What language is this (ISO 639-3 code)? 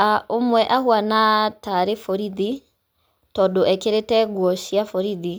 kik